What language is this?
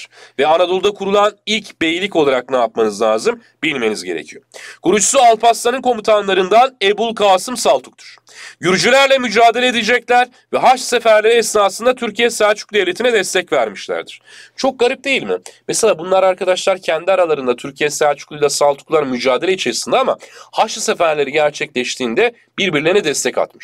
Turkish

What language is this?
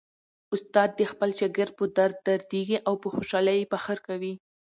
Pashto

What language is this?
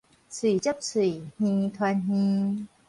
Min Nan Chinese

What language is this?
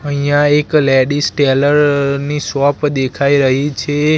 Gujarati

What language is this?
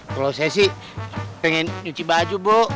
Indonesian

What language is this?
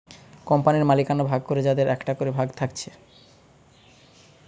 Bangla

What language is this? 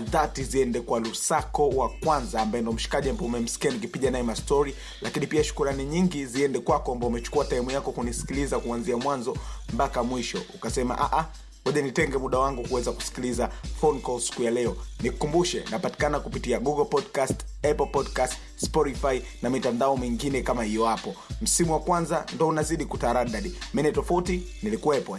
Swahili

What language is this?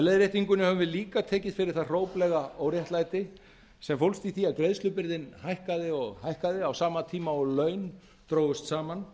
Icelandic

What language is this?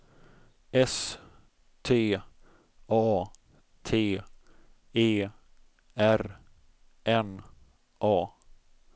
Swedish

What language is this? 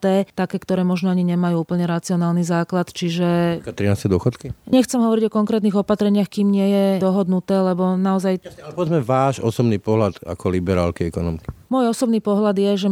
Slovak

